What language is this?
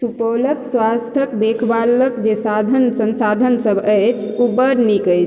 Maithili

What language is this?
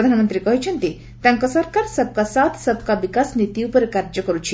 Odia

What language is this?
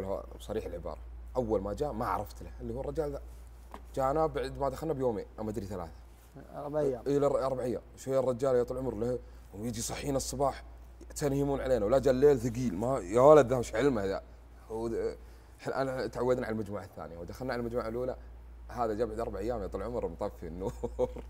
Arabic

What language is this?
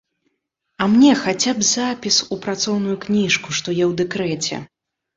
Belarusian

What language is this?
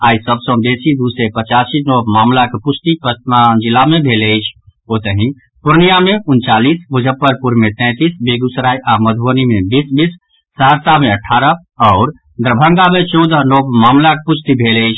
Maithili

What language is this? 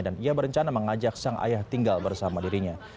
Indonesian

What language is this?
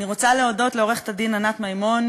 Hebrew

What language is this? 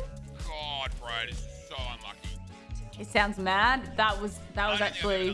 English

